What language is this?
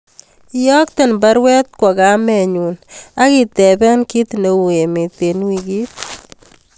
Kalenjin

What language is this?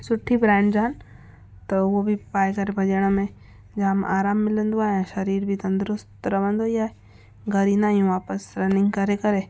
Sindhi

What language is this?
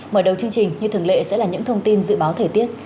Vietnamese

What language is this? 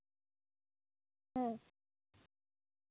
Santali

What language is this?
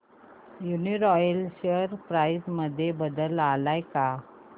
Marathi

